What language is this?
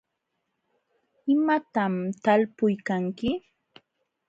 Jauja Wanca Quechua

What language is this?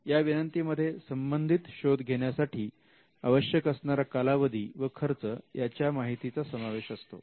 Marathi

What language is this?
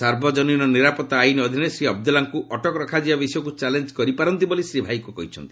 Odia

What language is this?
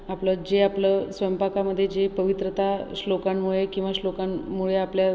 Marathi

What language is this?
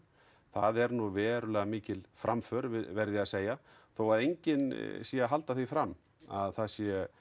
Icelandic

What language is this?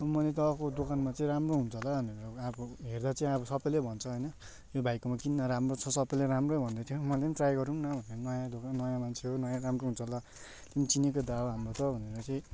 Nepali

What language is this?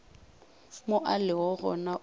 Northern Sotho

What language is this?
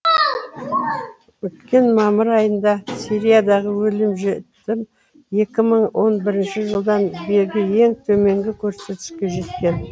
Kazakh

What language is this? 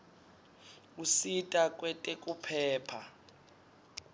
Swati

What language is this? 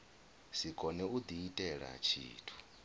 Venda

